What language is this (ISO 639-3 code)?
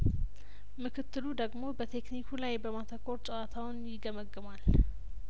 amh